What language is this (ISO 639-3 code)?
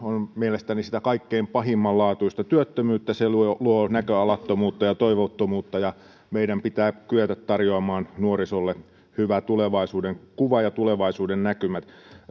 fin